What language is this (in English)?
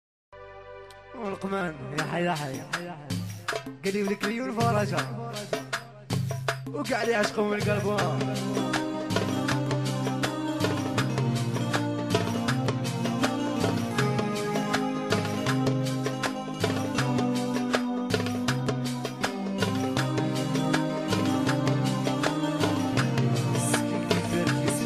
Arabic